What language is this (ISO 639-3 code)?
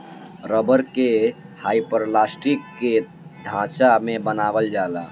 bho